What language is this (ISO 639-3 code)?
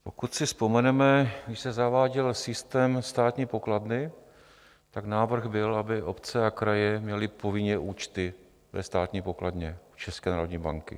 ces